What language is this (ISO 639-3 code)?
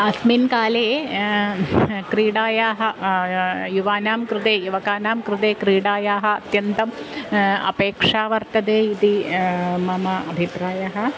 san